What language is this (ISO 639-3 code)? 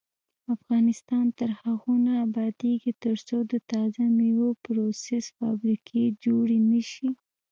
pus